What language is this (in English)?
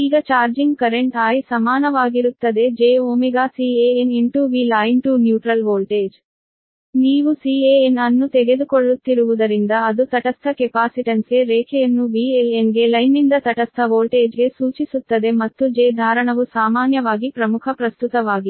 Kannada